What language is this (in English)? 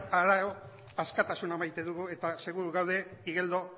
Basque